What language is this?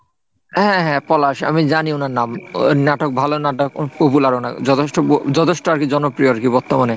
Bangla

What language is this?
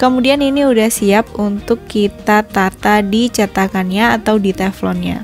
Indonesian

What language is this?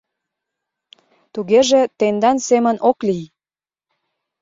Mari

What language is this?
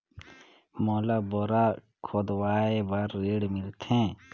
Chhattisgarhi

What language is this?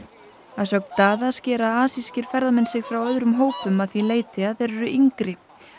Icelandic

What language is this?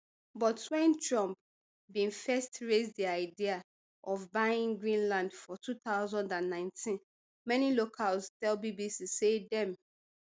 Nigerian Pidgin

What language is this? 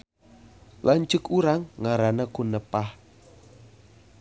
Sundanese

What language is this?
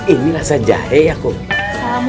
Indonesian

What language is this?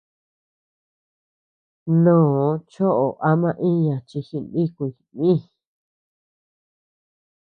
Tepeuxila Cuicatec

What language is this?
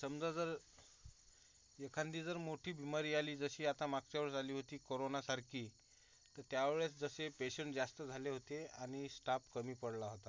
Marathi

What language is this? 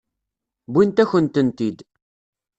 Kabyle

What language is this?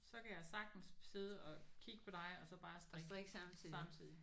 Danish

